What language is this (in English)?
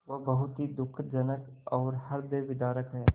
Hindi